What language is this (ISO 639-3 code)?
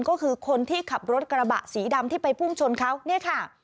tha